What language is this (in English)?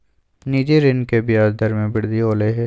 Magahi